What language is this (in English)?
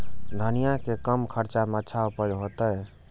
Maithili